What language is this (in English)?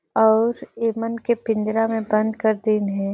Surgujia